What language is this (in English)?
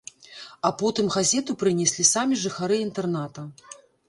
Belarusian